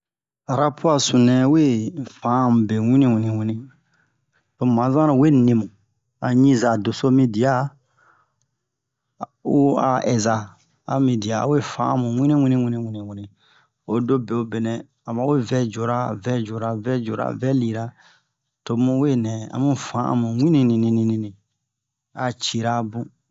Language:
Bomu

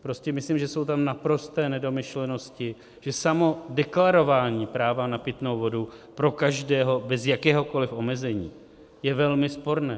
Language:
Czech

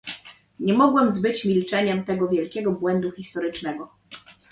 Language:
Polish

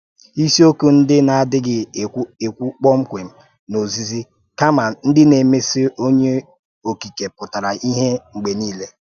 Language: Igbo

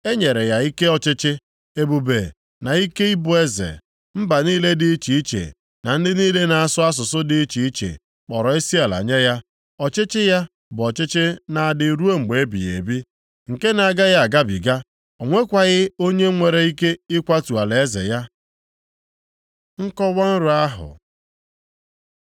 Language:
Igbo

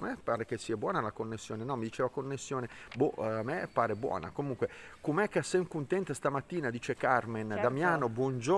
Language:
Italian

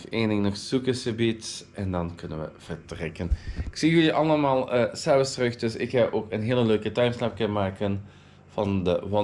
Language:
Dutch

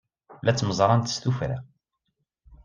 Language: Kabyle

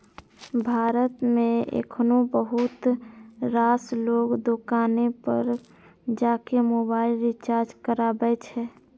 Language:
Maithili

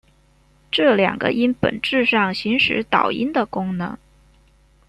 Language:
Chinese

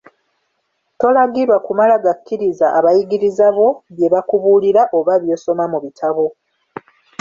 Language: Ganda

